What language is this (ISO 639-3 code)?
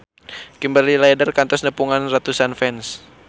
sun